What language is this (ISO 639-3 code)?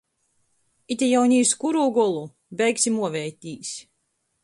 ltg